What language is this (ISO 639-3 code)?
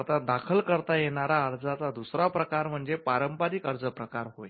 mar